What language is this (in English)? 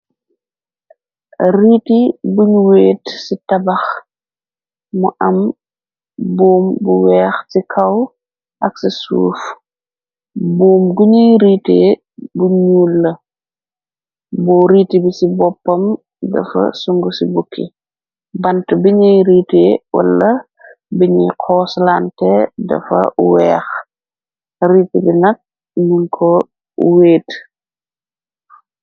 Wolof